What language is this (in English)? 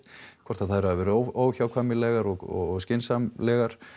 Icelandic